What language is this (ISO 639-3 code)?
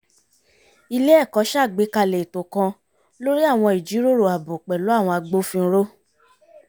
yor